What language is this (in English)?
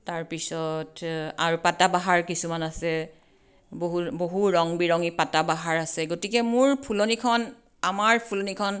Assamese